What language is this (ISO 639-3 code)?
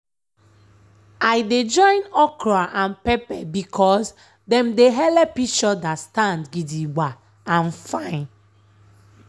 pcm